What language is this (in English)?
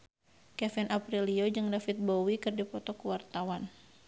Sundanese